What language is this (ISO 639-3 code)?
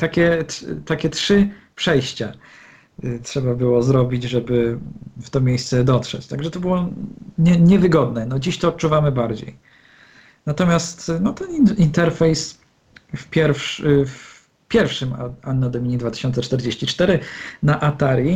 pol